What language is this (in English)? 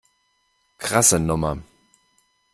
German